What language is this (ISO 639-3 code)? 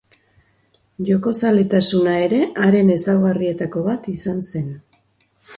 eus